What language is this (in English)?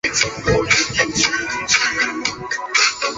Chinese